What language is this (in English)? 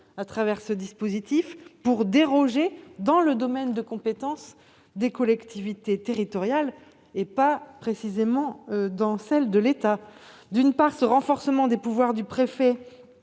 French